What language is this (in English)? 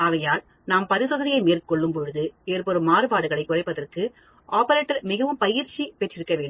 Tamil